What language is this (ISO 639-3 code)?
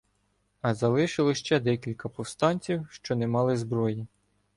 ukr